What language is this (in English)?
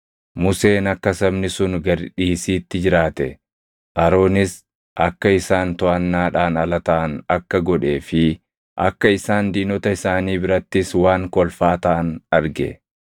Oromo